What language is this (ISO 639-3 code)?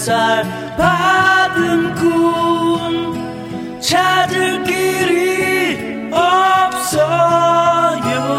kor